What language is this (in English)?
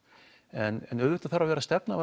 Icelandic